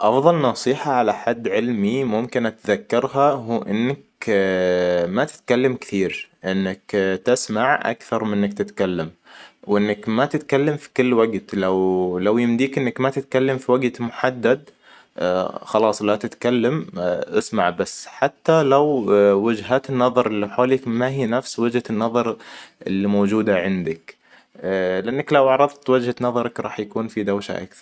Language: Hijazi Arabic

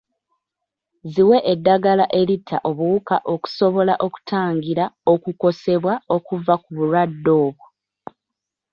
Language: Ganda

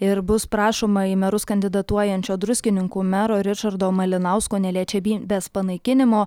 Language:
Lithuanian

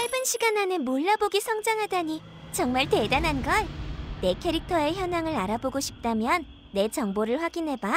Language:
Korean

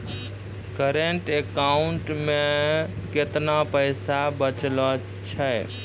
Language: Maithili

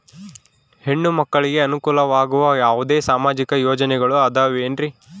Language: Kannada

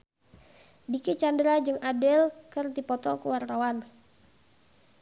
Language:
Sundanese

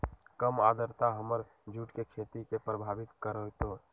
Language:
Magahi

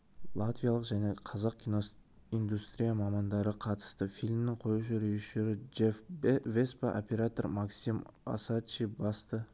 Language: Kazakh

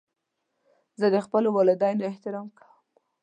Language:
Pashto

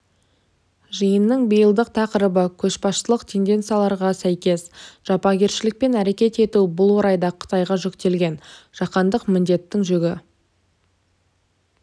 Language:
Kazakh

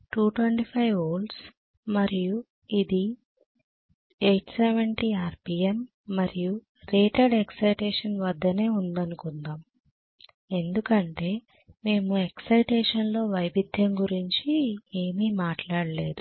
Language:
Telugu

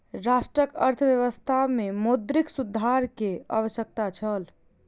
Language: Maithili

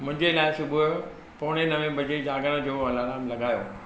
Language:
Sindhi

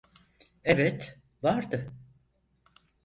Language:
Turkish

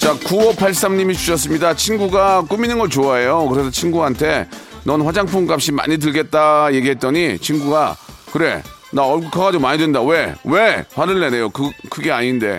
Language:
Korean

